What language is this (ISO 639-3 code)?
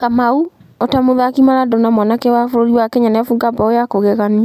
kik